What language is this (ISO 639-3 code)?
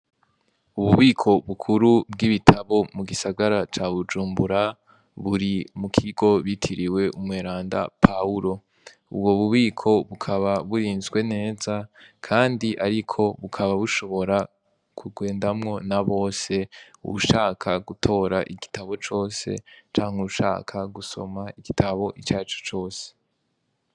run